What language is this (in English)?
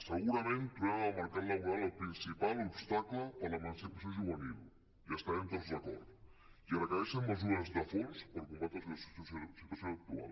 Catalan